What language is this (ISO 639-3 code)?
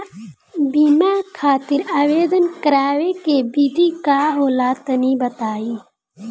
bho